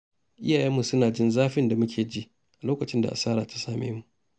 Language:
Hausa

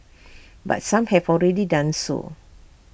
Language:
English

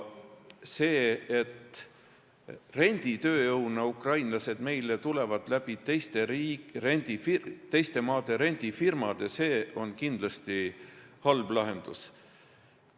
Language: Estonian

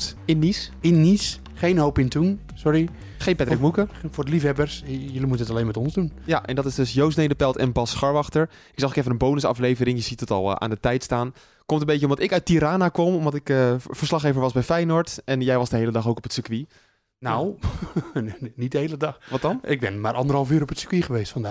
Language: Dutch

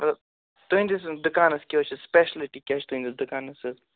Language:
Kashmiri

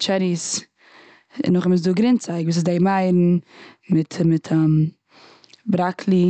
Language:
Yiddish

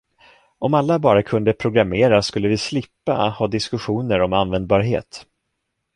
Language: Swedish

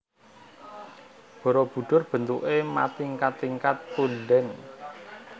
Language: Javanese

